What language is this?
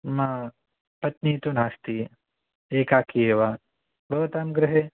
Sanskrit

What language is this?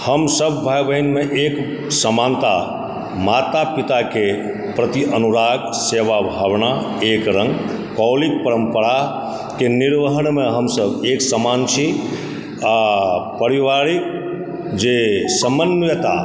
Maithili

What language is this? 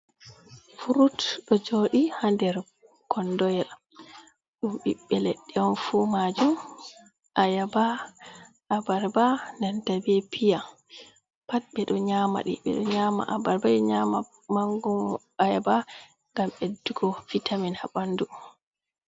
Fula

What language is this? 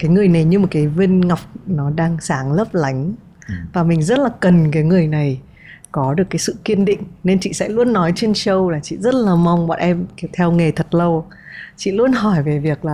Vietnamese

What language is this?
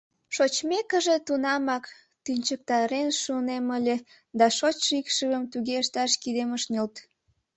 Mari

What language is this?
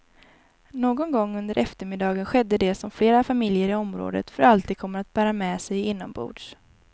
Swedish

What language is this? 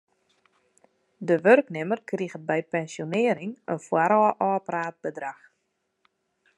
Western Frisian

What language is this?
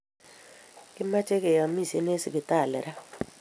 Kalenjin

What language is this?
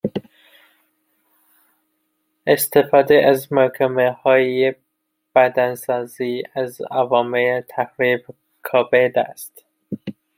Persian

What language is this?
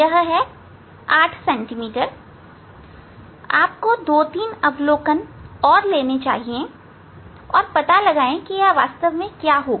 Hindi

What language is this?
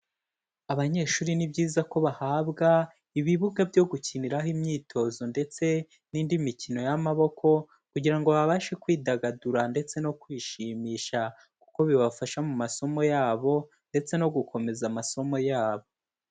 Kinyarwanda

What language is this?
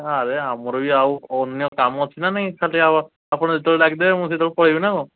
Odia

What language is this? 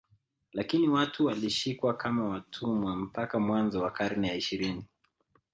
Swahili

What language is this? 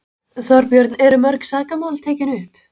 Icelandic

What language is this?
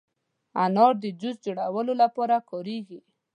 Pashto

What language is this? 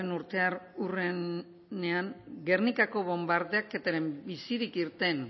Basque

